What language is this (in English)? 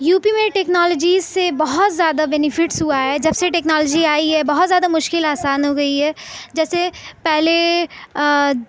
Urdu